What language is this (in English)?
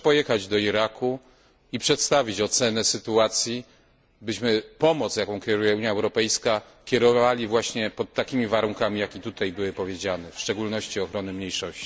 Polish